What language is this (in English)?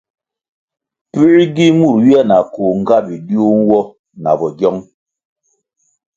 Kwasio